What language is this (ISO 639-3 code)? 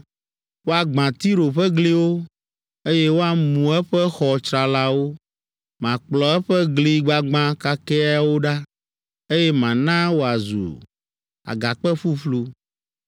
ewe